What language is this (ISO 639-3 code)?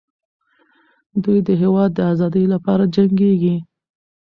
pus